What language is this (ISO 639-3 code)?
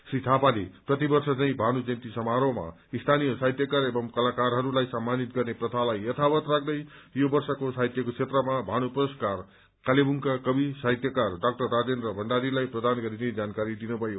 nep